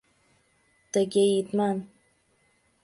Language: Mari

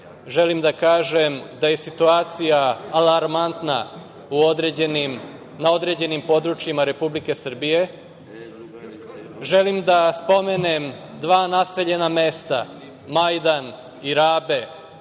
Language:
Serbian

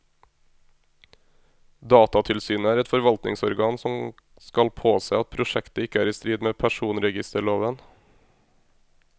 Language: Norwegian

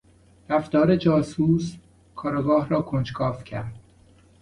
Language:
Persian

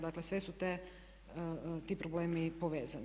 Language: Croatian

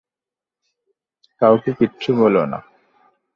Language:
Bangla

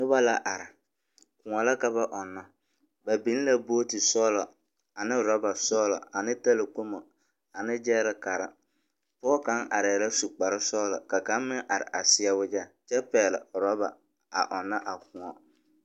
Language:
Southern Dagaare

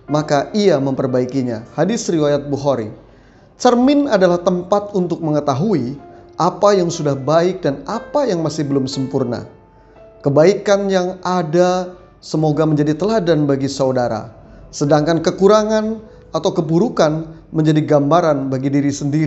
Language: Indonesian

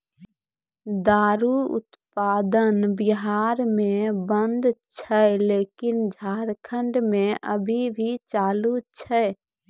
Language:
Maithili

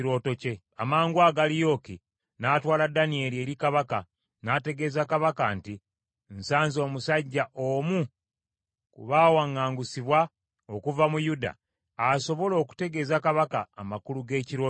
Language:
Ganda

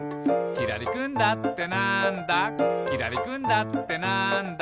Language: Japanese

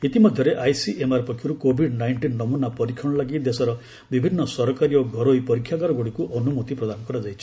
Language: Odia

